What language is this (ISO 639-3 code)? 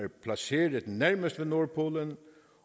dan